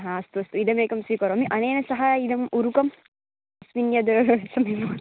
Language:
Sanskrit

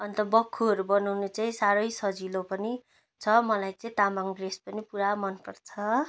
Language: Nepali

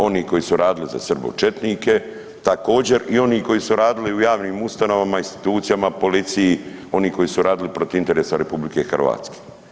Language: Croatian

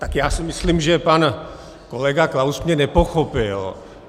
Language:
Czech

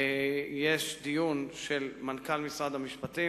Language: Hebrew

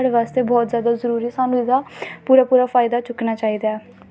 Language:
Dogri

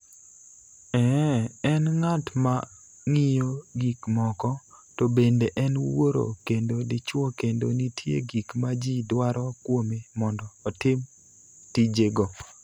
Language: Luo (Kenya and Tanzania)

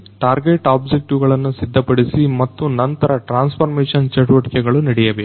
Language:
Kannada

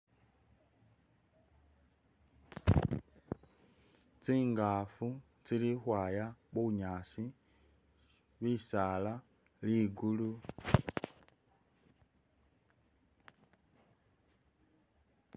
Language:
Masaaba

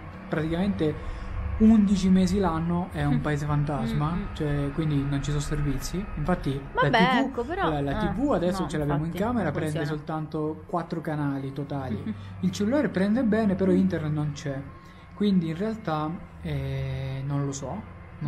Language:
Italian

